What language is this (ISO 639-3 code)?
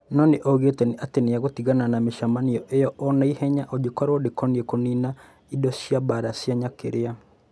kik